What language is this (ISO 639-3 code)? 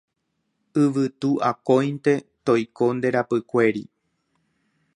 grn